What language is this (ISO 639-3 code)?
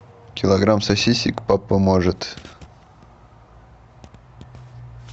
rus